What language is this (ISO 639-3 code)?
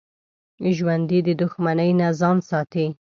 pus